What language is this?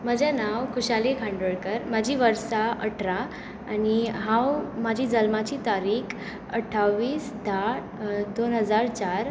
Konkani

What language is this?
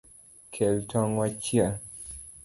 Luo (Kenya and Tanzania)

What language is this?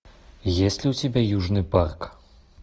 Russian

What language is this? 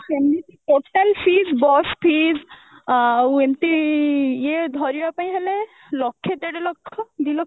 Odia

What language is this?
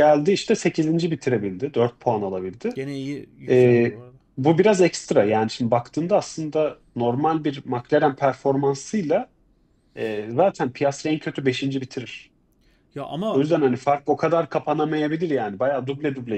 Turkish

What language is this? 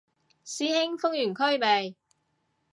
Cantonese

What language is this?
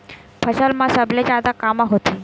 Chhattisgarhi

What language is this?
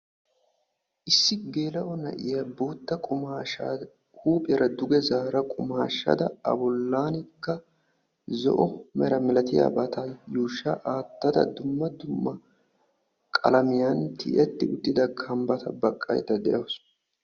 Wolaytta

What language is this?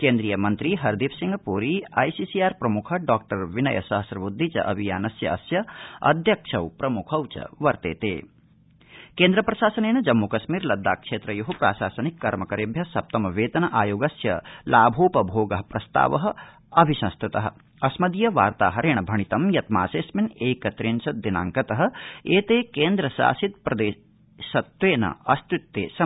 Sanskrit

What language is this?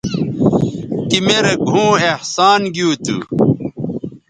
Bateri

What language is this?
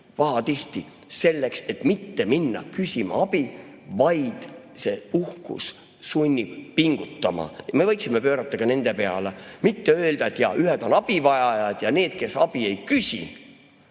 Estonian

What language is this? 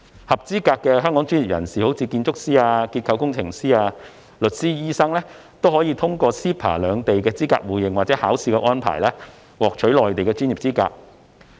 Cantonese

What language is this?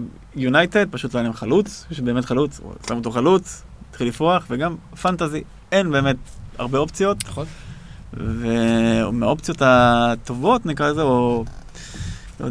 Hebrew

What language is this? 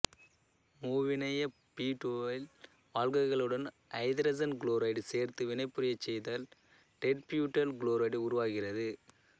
Tamil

